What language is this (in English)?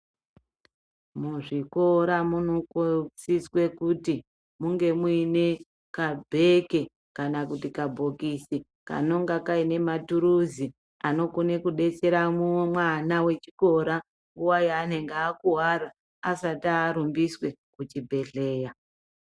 Ndau